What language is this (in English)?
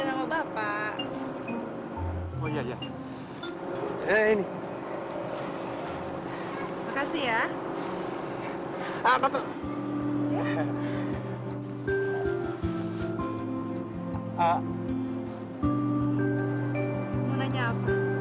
Indonesian